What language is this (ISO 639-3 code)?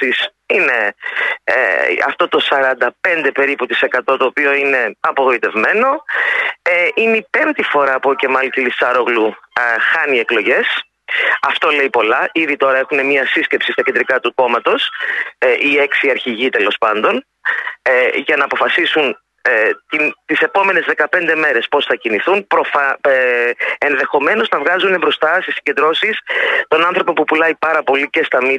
ell